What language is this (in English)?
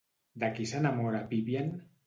Catalan